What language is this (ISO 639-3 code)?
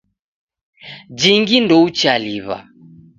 dav